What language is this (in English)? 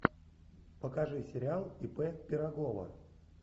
Russian